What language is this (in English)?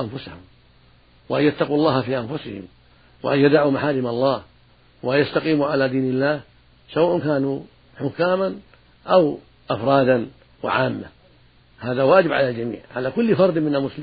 Arabic